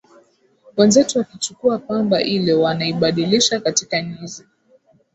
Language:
Swahili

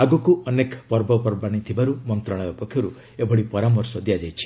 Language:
Odia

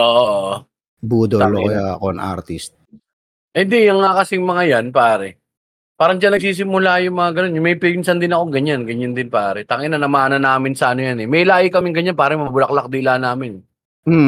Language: Filipino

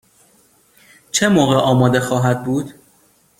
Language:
Persian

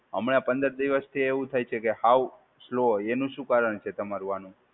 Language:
Gujarati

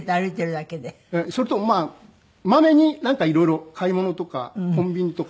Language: Japanese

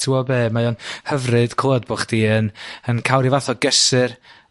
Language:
Welsh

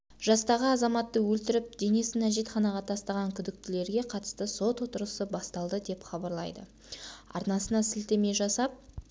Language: Kazakh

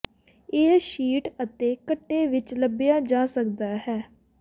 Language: Punjabi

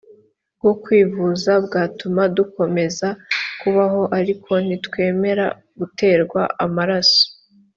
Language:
Kinyarwanda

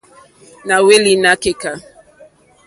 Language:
Mokpwe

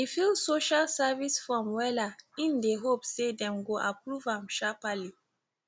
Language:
Nigerian Pidgin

